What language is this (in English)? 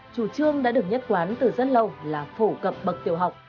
Vietnamese